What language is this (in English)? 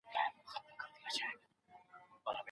Pashto